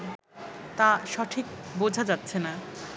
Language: Bangla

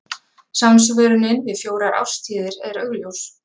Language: Icelandic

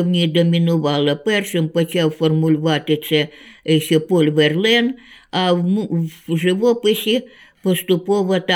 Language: Ukrainian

